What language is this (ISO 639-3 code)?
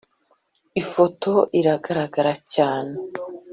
kin